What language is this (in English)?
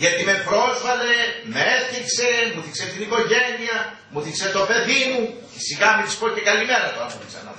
Greek